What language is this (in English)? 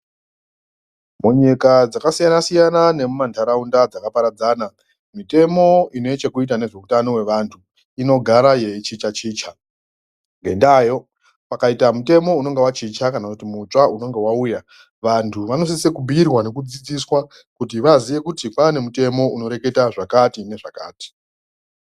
Ndau